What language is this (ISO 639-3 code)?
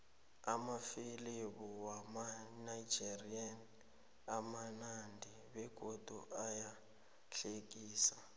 nbl